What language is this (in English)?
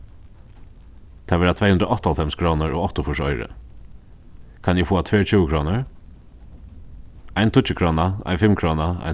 Faroese